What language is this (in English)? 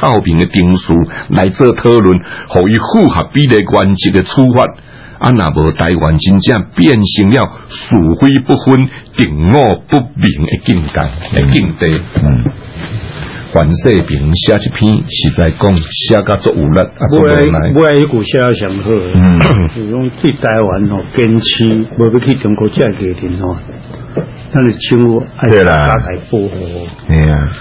Chinese